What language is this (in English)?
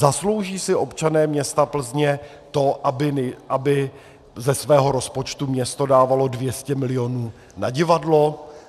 Czech